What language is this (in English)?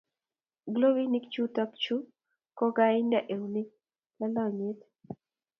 Kalenjin